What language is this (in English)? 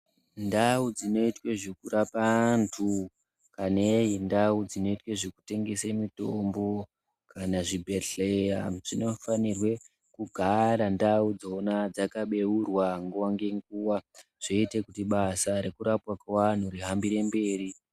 Ndau